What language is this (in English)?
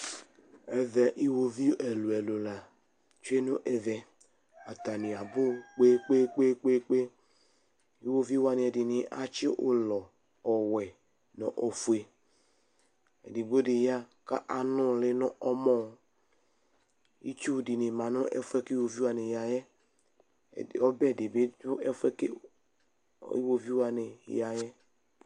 Ikposo